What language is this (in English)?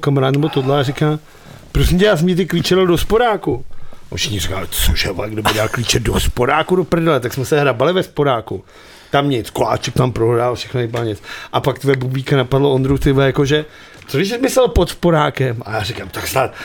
Czech